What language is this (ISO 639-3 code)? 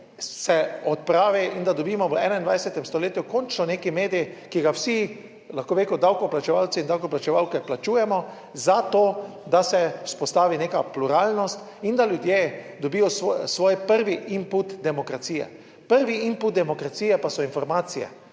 slv